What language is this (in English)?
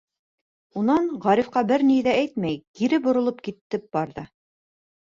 Bashkir